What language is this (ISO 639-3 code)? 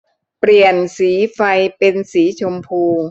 tha